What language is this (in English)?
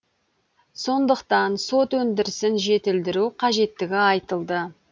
Kazakh